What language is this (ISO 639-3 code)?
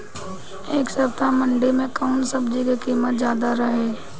bho